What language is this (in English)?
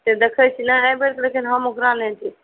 Maithili